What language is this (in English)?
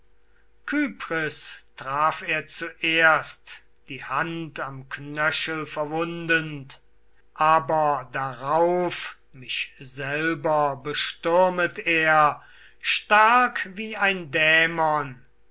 German